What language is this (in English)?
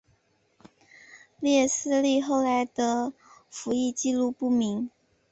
Chinese